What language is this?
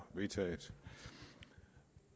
Danish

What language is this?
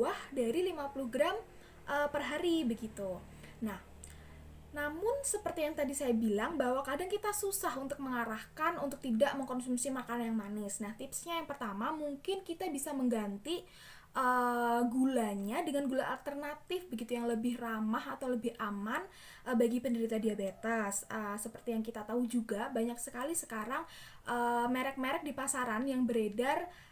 Indonesian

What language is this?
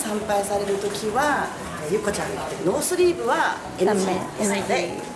Japanese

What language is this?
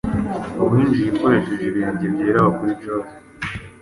Kinyarwanda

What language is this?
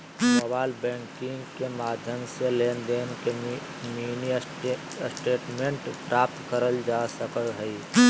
Magahi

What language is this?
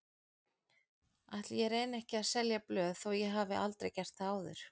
Icelandic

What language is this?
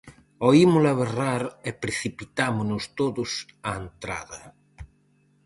Galician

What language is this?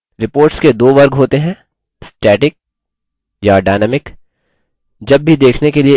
Hindi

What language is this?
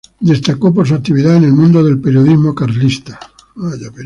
Spanish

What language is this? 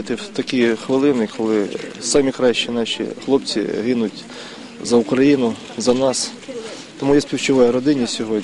Ukrainian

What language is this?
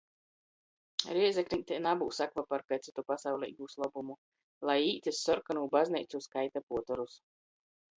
Latgalian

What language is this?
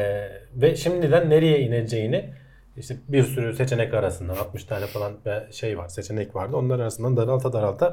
Turkish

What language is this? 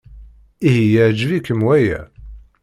Kabyle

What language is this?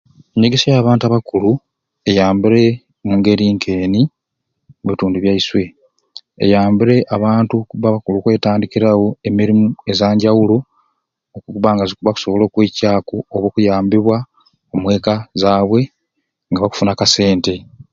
Ruuli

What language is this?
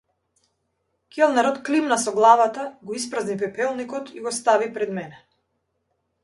Macedonian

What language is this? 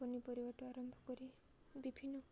Odia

